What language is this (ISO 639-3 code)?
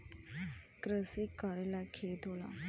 bho